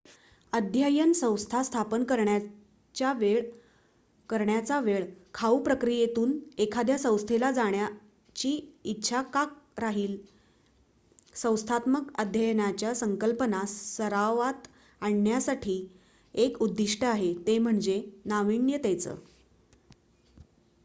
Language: Marathi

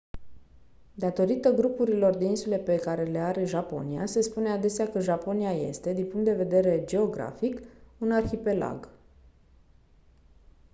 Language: Romanian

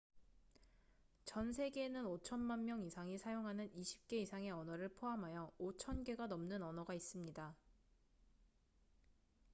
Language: Korean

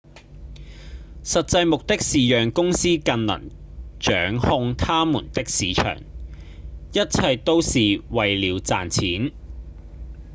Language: Cantonese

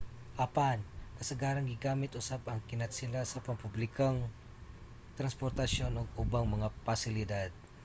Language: Cebuano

